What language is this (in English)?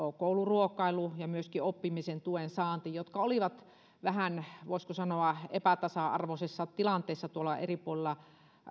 Finnish